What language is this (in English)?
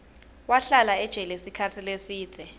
Swati